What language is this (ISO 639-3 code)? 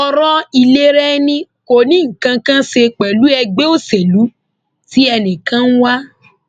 yor